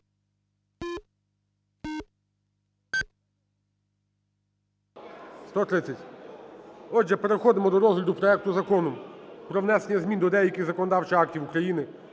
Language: Ukrainian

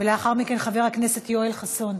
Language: Hebrew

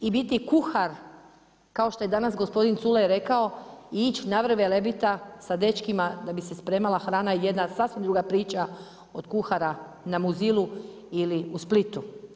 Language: Croatian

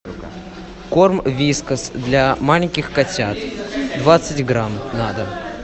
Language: Russian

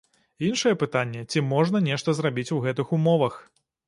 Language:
Belarusian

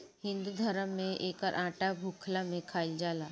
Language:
Bhojpuri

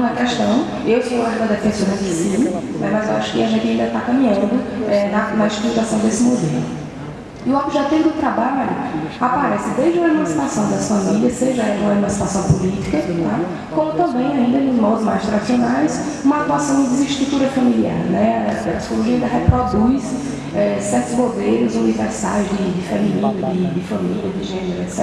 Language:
Portuguese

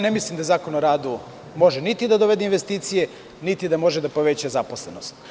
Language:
Serbian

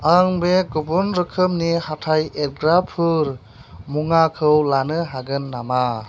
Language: Bodo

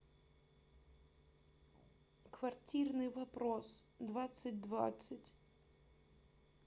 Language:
Russian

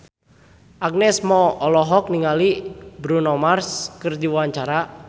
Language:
Sundanese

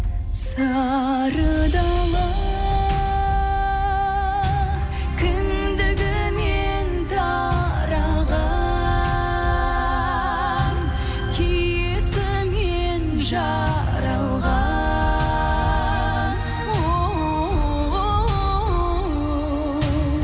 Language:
Kazakh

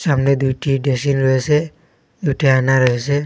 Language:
Bangla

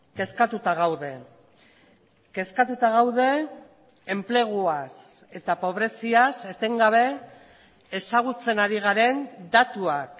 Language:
Basque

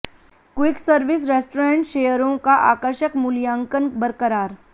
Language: Hindi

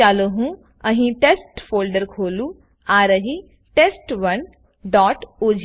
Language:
Gujarati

